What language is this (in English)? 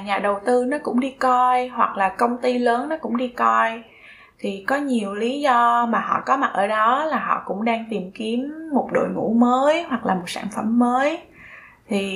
Vietnamese